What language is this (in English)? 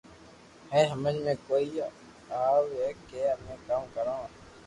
Loarki